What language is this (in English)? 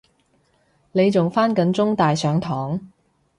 Cantonese